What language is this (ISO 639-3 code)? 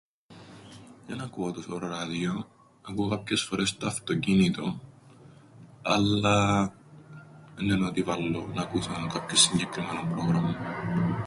ell